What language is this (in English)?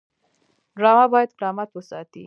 Pashto